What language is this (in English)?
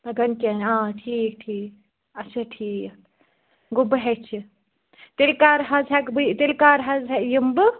Kashmiri